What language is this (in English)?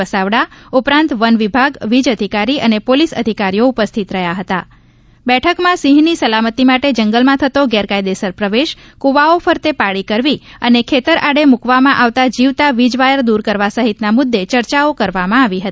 Gujarati